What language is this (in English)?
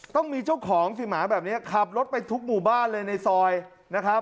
Thai